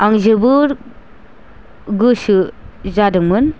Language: Bodo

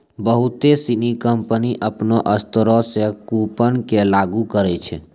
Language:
Maithili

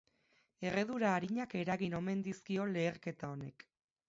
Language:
Basque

